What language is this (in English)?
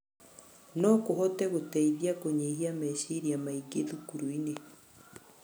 Kikuyu